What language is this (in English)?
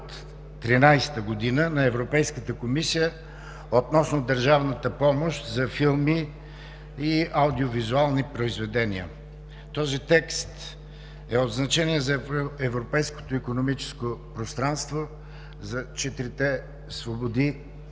Bulgarian